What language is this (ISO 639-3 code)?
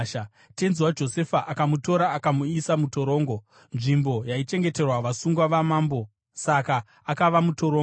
sna